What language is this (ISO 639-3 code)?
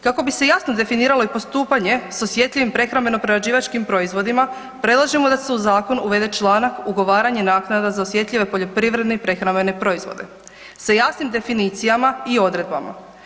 hrv